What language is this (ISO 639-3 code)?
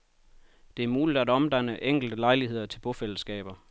dan